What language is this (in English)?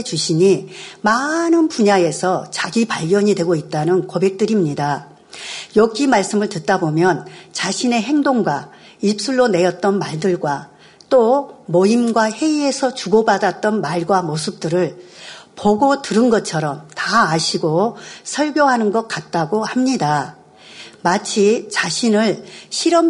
Korean